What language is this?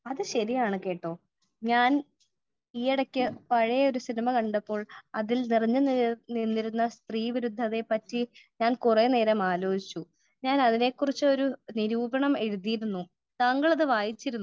Malayalam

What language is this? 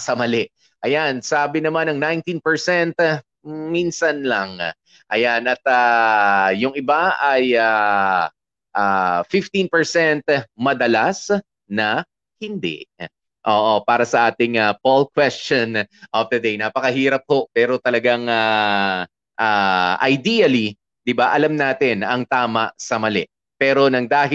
Filipino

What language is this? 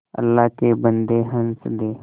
Hindi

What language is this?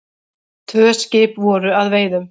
Icelandic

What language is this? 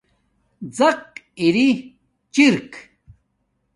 Domaaki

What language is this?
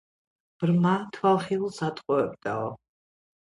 Georgian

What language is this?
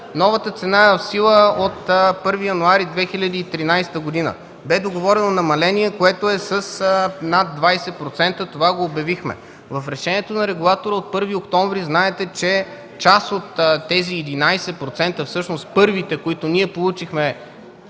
Bulgarian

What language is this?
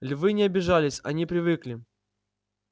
Russian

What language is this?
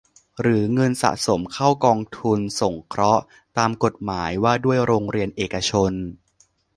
Thai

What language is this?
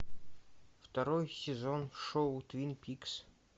Russian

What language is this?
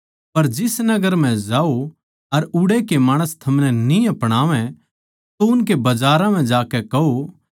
Haryanvi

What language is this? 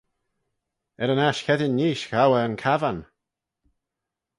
Manx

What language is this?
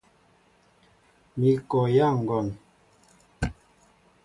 Mbo (Cameroon)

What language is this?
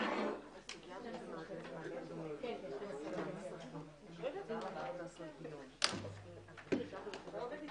Hebrew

